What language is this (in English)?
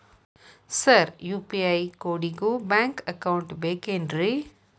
Kannada